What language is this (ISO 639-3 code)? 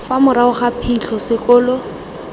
tsn